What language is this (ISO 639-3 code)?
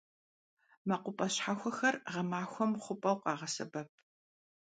kbd